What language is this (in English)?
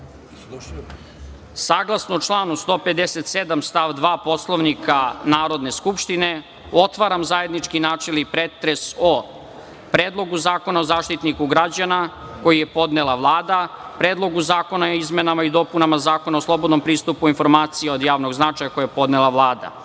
Serbian